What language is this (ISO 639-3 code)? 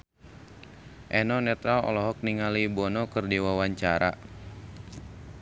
sun